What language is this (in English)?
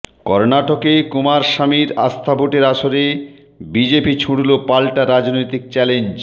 Bangla